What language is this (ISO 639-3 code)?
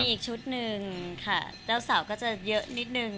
tha